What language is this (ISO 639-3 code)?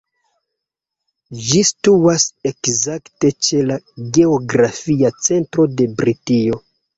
epo